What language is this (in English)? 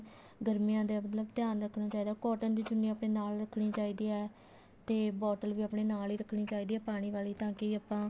Punjabi